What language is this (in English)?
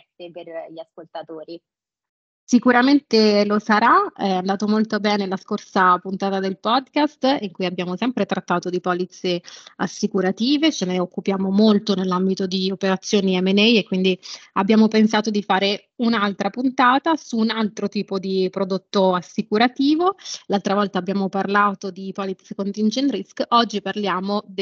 Italian